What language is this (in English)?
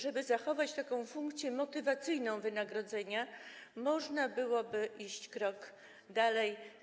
Polish